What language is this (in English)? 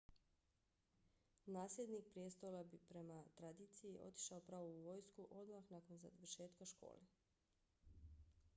Bosnian